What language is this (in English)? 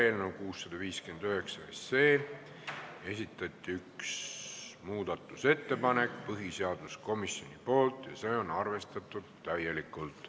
Estonian